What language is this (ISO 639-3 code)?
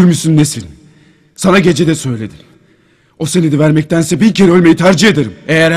tur